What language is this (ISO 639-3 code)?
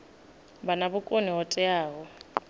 ven